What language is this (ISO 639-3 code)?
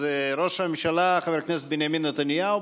heb